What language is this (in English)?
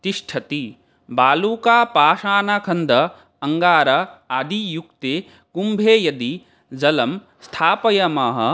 Sanskrit